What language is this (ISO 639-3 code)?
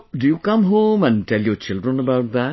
eng